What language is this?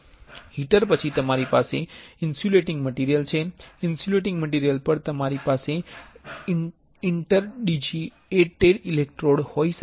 Gujarati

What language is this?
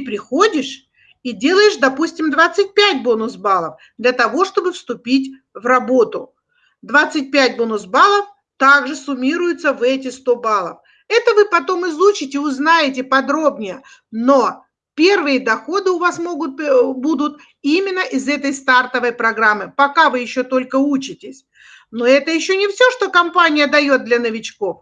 Russian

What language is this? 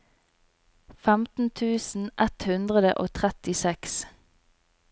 Norwegian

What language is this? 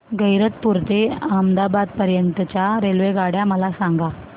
Marathi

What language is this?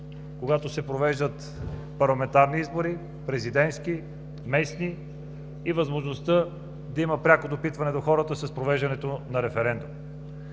Bulgarian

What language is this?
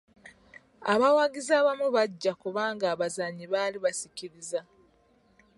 Ganda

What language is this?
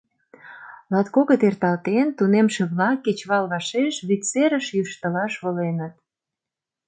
Mari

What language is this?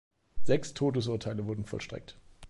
German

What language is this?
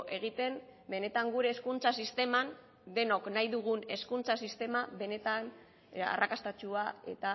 Basque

